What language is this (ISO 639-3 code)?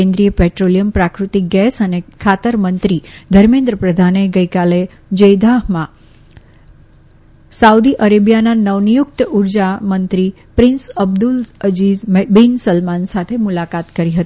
guj